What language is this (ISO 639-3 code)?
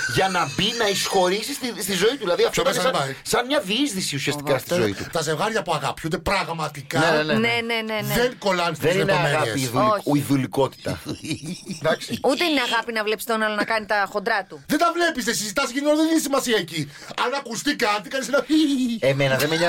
ell